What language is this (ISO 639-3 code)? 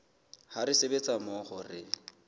sot